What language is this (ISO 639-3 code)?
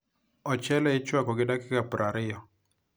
luo